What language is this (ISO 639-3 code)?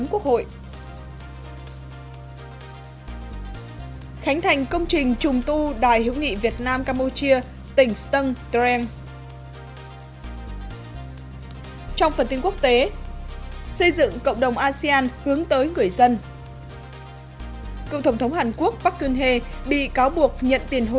vie